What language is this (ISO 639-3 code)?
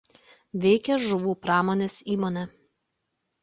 lit